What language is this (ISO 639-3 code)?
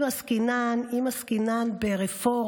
heb